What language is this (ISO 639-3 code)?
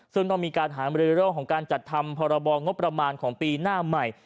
tha